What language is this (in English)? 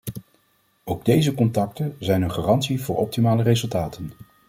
Dutch